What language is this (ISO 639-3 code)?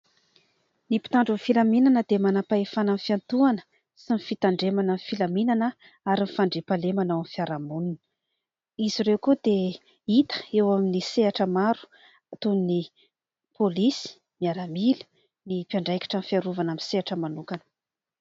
mlg